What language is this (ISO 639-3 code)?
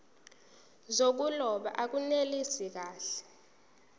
zul